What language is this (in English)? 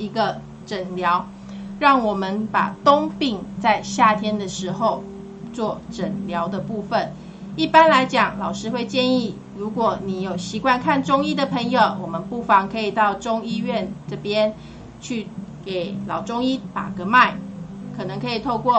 Chinese